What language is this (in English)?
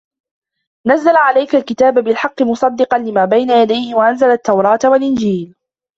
Arabic